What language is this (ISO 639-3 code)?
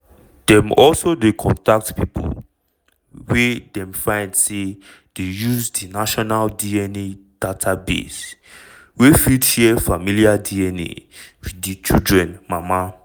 pcm